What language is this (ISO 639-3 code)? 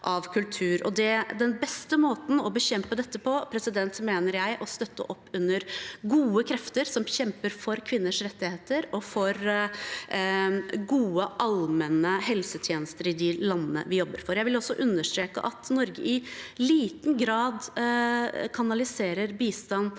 nor